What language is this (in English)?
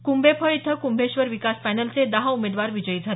Marathi